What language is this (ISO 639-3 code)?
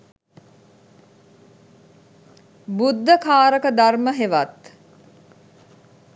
sin